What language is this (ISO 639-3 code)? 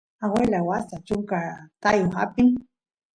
qus